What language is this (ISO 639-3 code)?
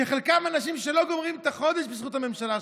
heb